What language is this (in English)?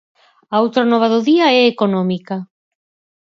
Galician